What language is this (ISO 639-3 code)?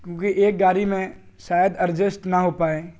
urd